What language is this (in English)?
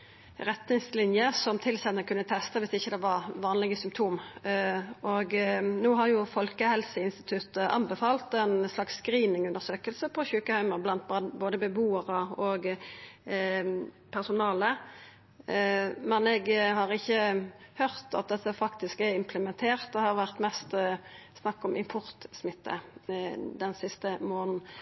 Norwegian Nynorsk